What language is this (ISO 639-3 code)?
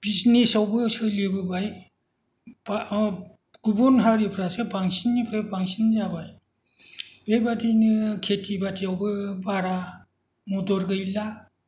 brx